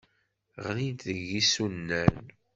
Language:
Kabyle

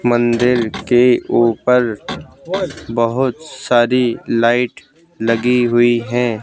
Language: Hindi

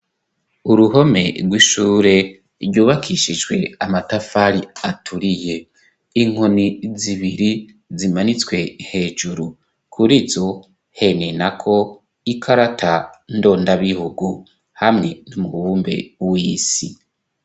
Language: Rundi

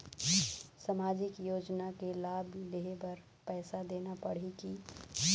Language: Chhattisgarhi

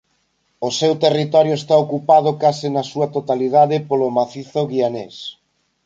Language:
Galician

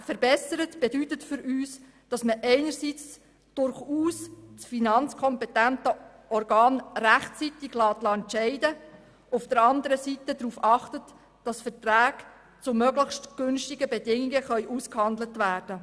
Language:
Swiss German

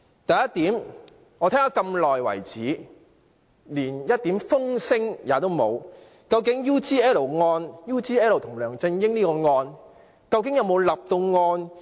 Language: Cantonese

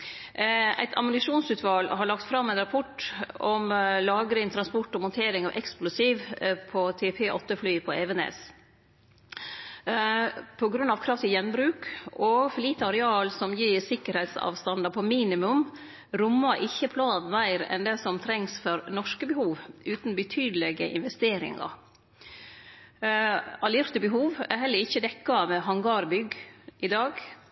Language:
Norwegian Nynorsk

